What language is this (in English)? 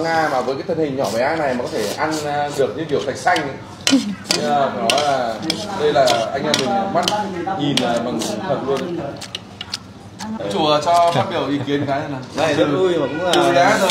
Vietnamese